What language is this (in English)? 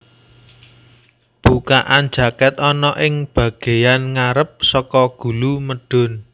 Javanese